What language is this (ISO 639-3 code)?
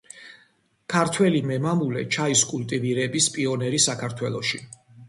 kat